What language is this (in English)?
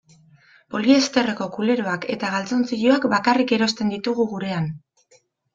Basque